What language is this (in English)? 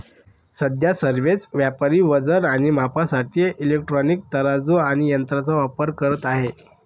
Marathi